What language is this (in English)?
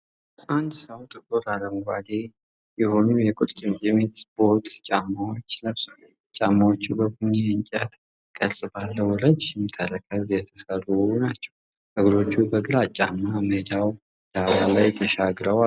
Amharic